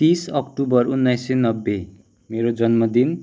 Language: Nepali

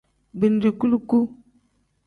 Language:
Tem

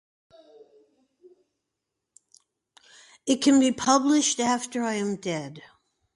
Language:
English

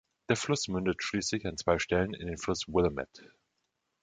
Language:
German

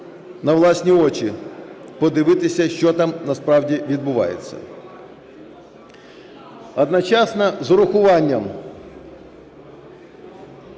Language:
Ukrainian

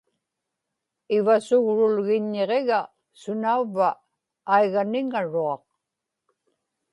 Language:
Inupiaq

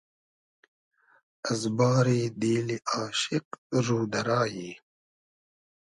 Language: Hazaragi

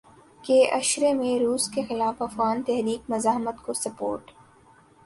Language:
Urdu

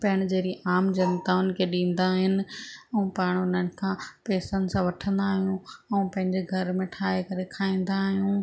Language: Sindhi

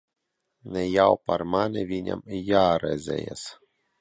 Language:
Latvian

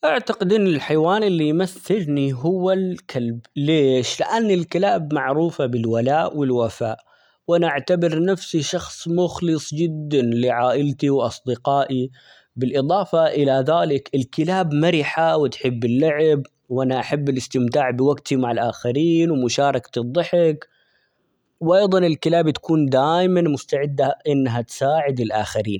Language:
Omani Arabic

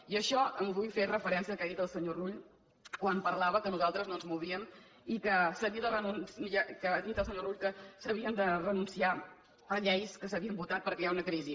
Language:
Catalan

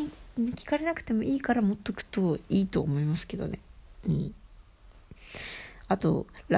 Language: Japanese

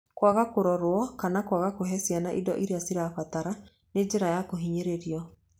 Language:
Kikuyu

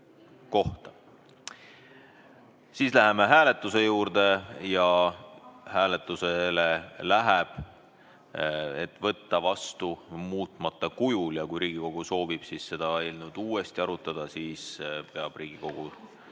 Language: Estonian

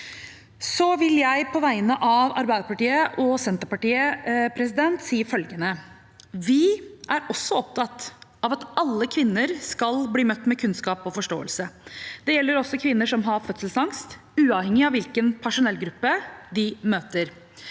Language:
Norwegian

